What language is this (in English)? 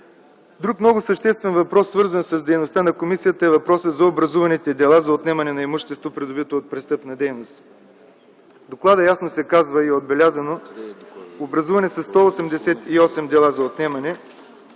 Bulgarian